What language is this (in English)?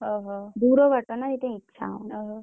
Odia